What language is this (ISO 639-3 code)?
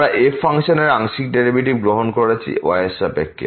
ben